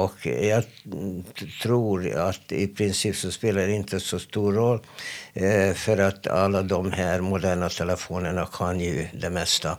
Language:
Swedish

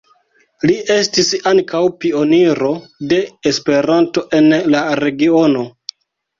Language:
Esperanto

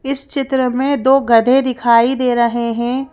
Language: Hindi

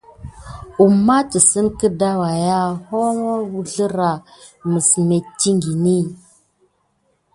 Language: Gidar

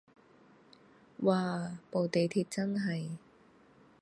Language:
Cantonese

